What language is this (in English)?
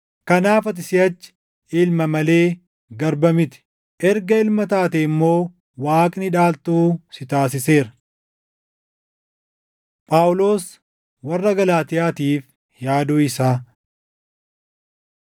Oromo